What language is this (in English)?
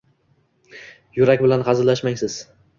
Uzbek